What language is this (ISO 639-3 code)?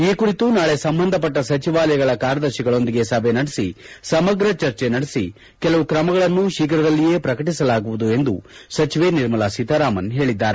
kan